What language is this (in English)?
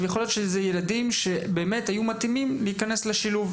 Hebrew